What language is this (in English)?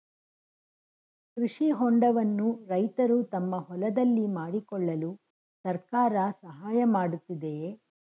Kannada